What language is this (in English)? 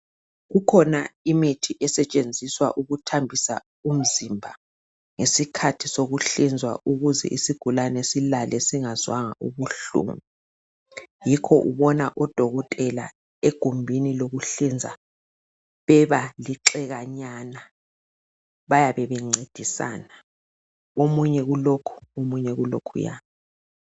North Ndebele